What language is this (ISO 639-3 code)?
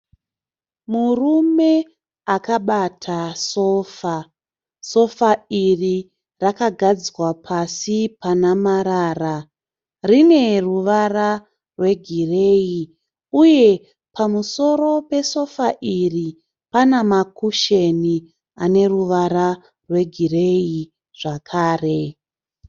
sna